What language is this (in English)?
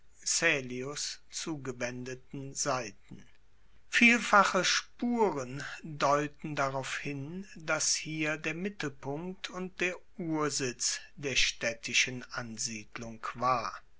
German